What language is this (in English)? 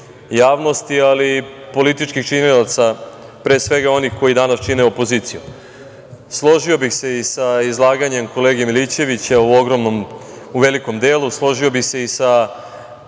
Serbian